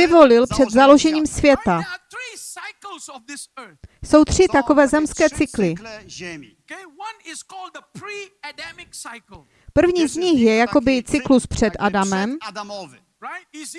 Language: Czech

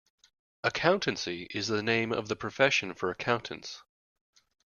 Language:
English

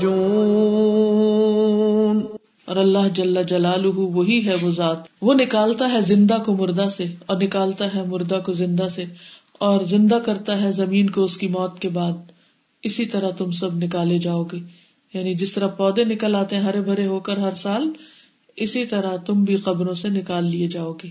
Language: Urdu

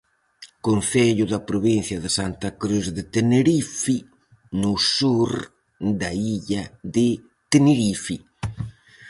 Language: Galician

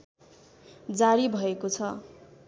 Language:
Nepali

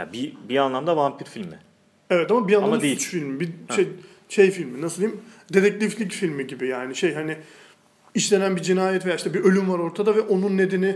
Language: Turkish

